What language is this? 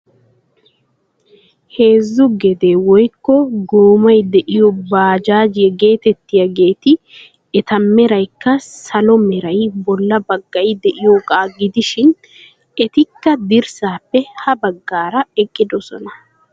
Wolaytta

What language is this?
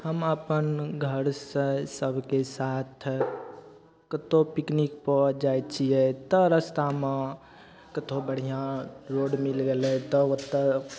Maithili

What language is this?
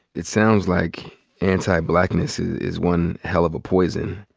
English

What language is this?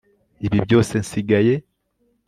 Kinyarwanda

